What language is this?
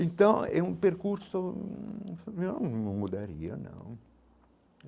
Portuguese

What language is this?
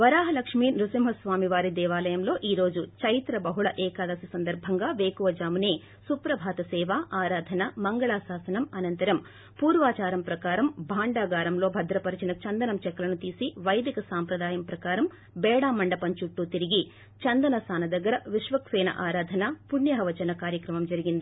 Telugu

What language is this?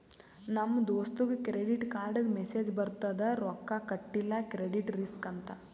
Kannada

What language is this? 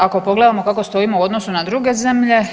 Croatian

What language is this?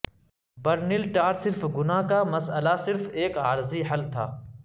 Urdu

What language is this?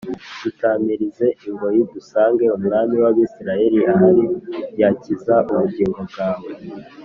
Kinyarwanda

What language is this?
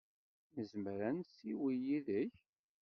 Kabyle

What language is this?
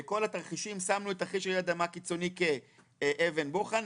Hebrew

